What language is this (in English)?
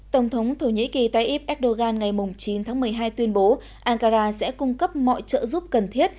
Vietnamese